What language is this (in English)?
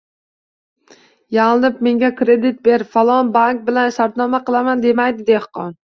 Uzbek